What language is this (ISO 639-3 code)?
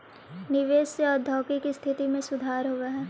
mag